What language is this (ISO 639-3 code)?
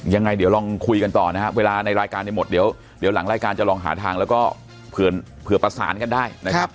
tha